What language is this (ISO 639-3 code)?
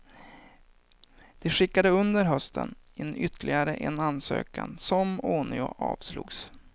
swe